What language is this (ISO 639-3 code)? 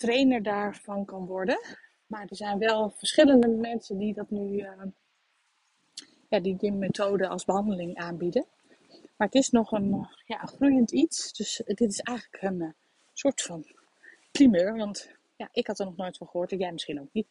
nld